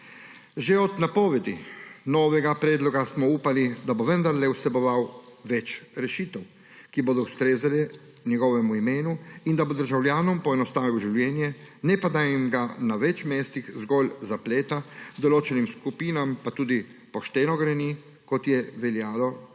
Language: Slovenian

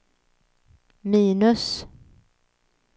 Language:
Swedish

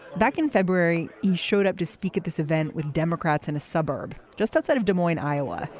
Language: English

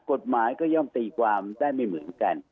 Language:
Thai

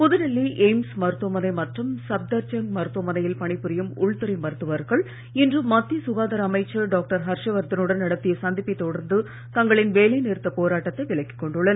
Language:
Tamil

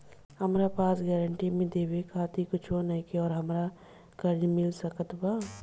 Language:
Bhojpuri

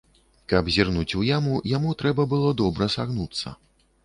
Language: Belarusian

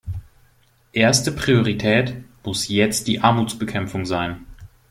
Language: German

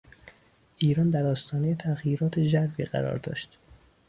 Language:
Persian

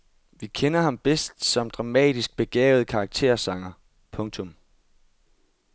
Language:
Danish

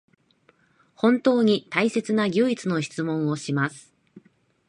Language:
Japanese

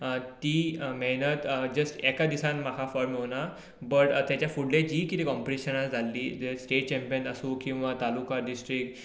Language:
Konkani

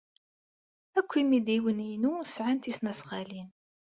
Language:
Kabyle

